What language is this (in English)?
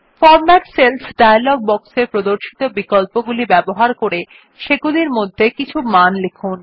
Bangla